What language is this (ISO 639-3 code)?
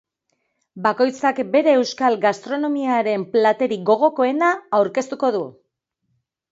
eus